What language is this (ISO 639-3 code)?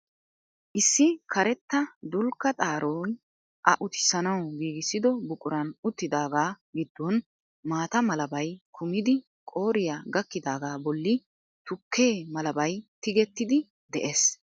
wal